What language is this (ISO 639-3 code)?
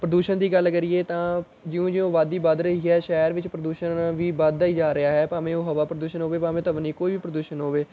pan